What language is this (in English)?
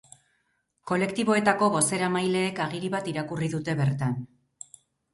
Basque